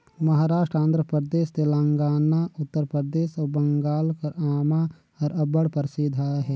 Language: Chhattisgarhi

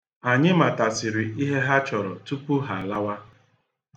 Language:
Igbo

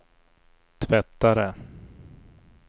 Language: Swedish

